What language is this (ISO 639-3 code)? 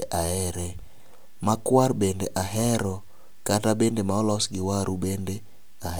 luo